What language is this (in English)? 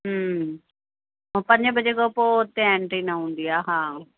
Sindhi